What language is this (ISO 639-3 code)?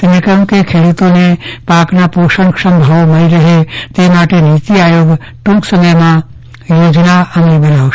guj